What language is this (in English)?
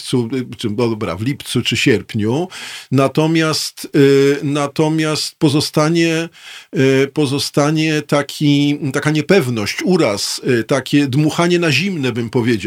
Polish